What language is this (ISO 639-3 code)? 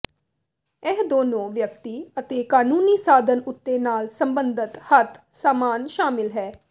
pan